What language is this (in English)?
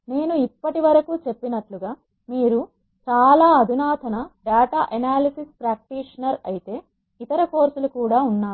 Telugu